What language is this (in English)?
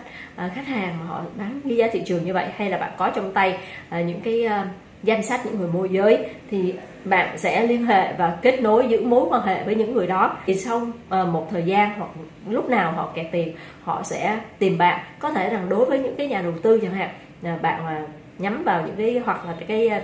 Vietnamese